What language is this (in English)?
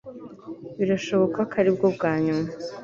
Kinyarwanda